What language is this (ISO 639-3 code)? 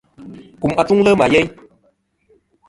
bkm